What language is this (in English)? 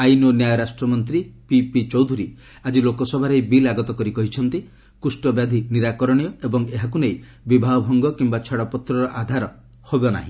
Odia